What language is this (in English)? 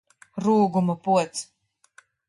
Latvian